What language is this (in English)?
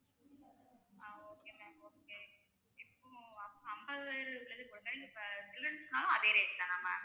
Tamil